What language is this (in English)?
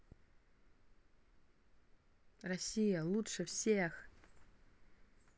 Russian